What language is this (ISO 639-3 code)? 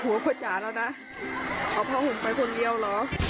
tha